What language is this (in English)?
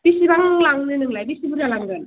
Bodo